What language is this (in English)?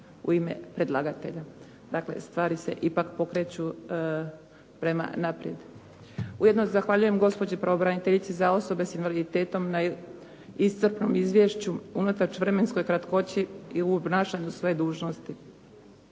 Croatian